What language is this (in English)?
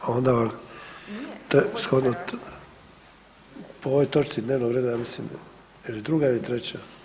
Croatian